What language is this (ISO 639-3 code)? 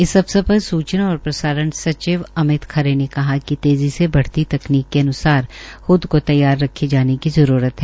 hin